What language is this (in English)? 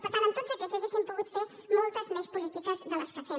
Catalan